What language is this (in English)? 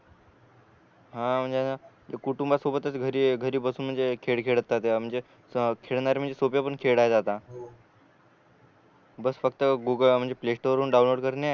Marathi